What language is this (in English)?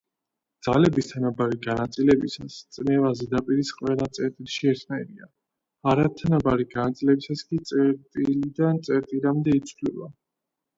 Georgian